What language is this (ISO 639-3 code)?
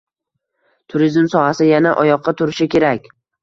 uzb